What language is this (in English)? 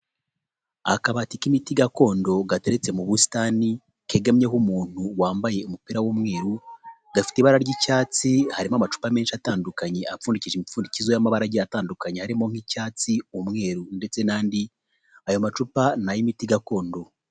Kinyarwanda